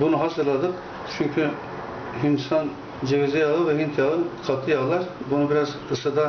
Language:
Turkish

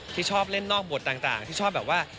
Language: Thai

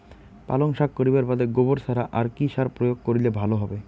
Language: Bangla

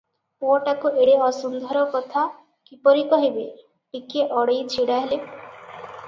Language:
Odia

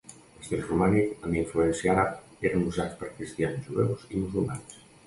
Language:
Catalan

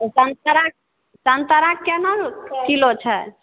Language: Maithili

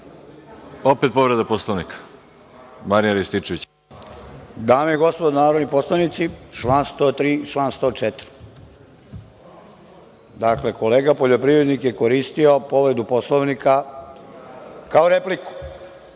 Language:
Serbian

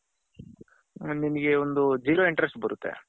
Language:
Kannada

